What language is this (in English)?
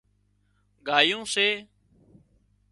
Wadiyara Koli